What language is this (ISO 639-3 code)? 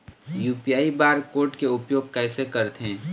hne